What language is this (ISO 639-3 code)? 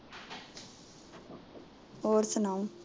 pan